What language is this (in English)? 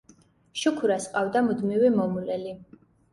Georgian